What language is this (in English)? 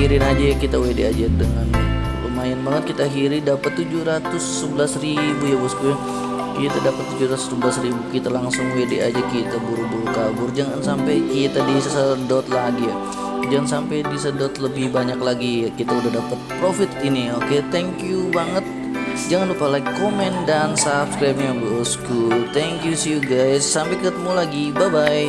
Indonesian